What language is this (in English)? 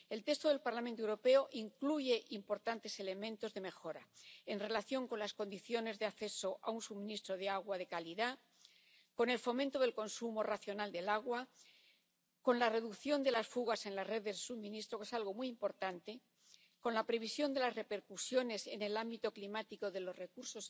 Spanish